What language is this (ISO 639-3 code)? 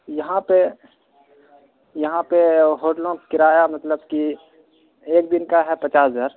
urd